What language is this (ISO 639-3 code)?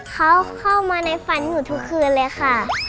tha